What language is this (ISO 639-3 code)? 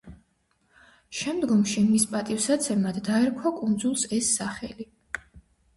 kat